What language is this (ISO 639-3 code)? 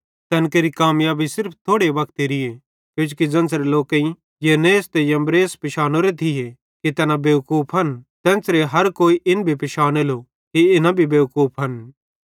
bhd